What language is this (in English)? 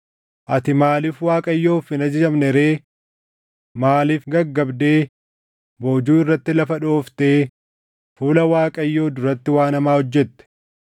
Oromo